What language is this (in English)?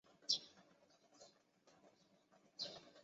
Chinese